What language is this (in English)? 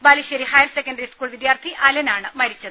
Malayalam